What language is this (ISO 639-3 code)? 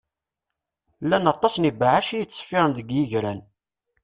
kab